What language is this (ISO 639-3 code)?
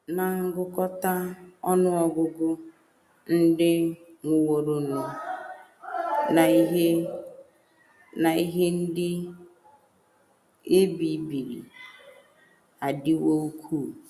ibo